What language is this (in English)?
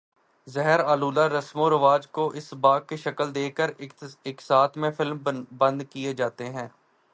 Urdu